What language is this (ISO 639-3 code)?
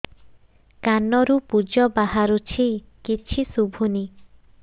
ori